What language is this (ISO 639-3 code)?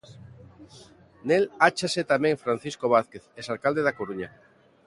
glg